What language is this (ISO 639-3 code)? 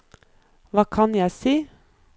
nor